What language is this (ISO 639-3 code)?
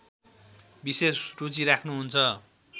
nep